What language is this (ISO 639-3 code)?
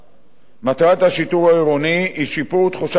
heb